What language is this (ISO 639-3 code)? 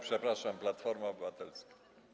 pol